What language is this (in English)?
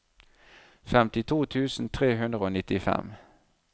Norwegian